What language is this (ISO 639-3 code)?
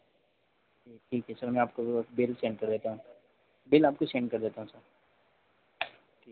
hin